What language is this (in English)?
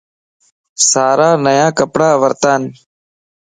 Lasi